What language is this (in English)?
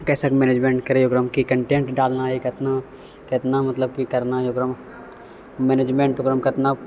Maithili